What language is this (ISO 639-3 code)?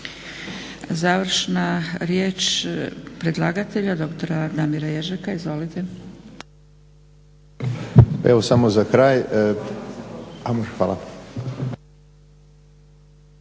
hrv